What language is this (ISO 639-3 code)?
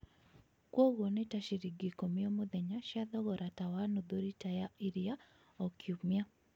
kik